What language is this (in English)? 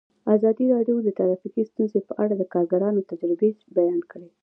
Pashto